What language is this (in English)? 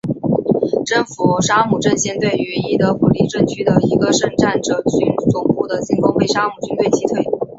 Chinese